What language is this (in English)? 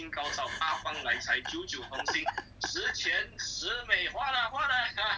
English